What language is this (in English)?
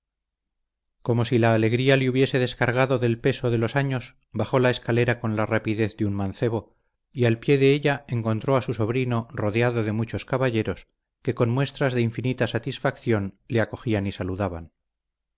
Spanish